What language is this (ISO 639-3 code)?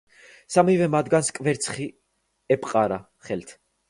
kat